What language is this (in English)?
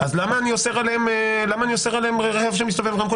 Hebrew